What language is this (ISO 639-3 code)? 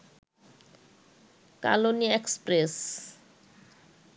ben